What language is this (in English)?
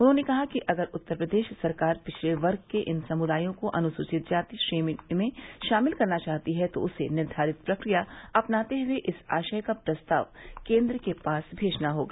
Hindi